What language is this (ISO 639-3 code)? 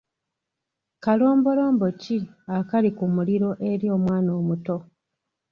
lug